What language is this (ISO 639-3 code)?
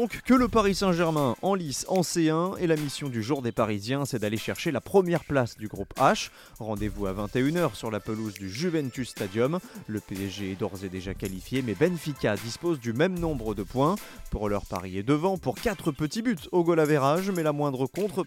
fra